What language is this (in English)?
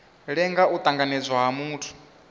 Venda